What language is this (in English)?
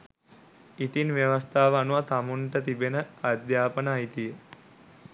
Sinhala